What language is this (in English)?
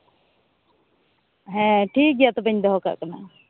Santali